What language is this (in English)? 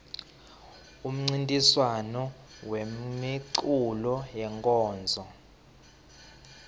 Swati